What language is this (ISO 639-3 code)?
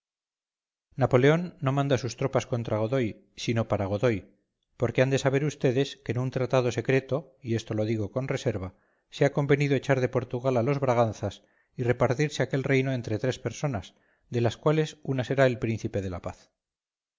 spa